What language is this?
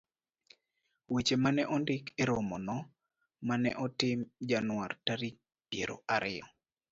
Luo (Kenya and Tanzania)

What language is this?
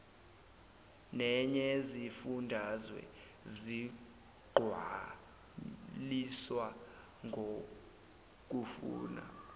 Zulu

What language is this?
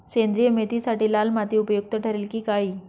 Marathi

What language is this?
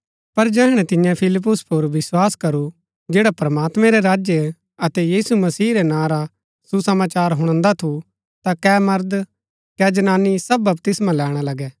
Gaddi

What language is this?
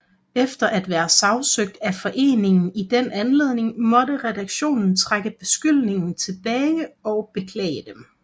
Danish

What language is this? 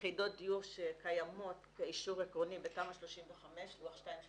Hebrew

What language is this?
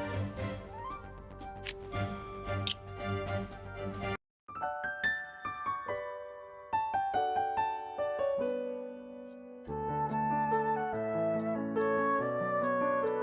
Indonesian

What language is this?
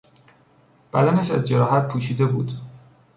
Persian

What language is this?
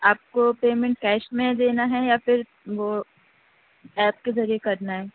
Urdu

